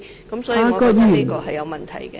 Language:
Cantonese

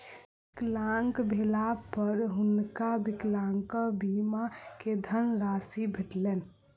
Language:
Maithili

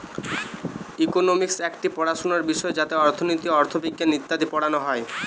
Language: Bangla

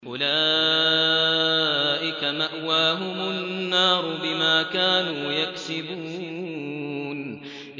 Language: Arabic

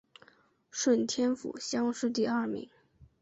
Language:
Chinese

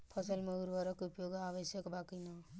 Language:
Bhojpuri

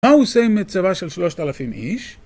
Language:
Hebrew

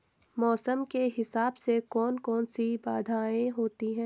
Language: Hindi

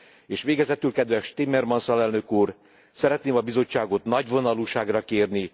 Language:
Hungarian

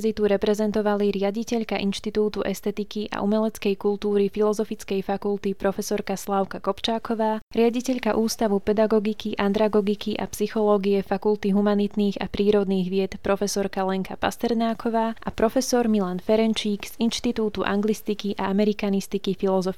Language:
Slovak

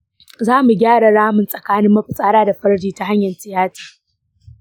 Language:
Hausa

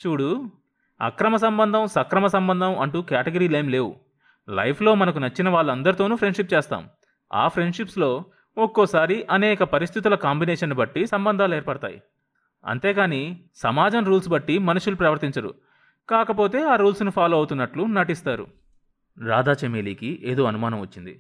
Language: Telugu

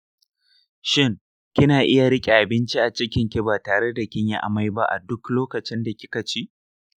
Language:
Hausa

